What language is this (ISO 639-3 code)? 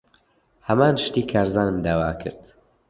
ckb